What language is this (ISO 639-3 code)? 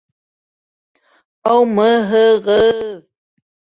bak